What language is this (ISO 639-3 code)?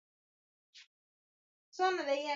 swa